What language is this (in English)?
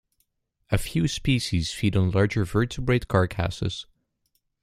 English